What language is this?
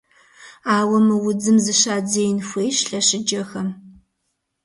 Kabardian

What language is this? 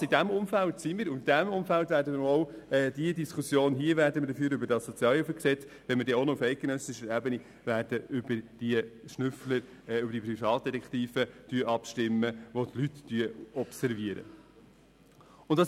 Swiss German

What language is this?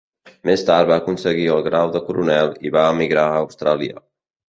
Catalan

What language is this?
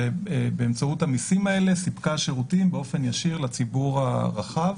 Hebrew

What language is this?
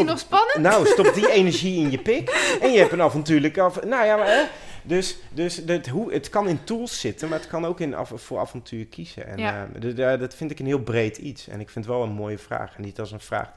Dutch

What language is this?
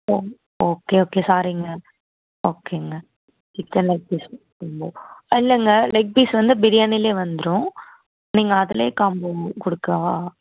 Tamil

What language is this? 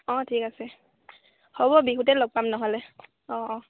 Assamese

